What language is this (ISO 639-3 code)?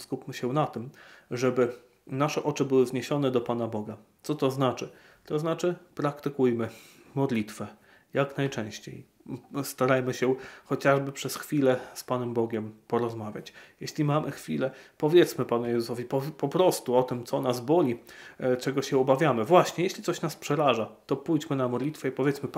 pol